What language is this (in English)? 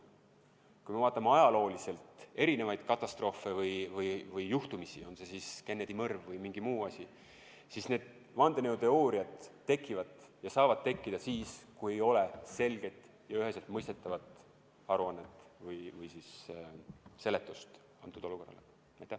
Estonian